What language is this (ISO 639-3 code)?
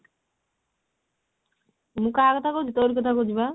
ori